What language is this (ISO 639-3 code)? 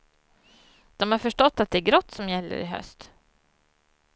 swe